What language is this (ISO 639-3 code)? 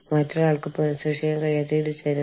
mal